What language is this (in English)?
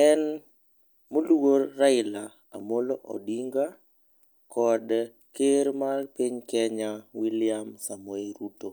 Luo (Kenya and Tanzania)